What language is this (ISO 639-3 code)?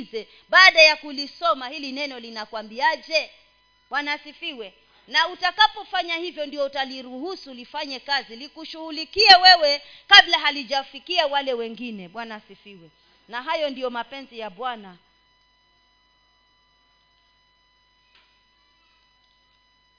swa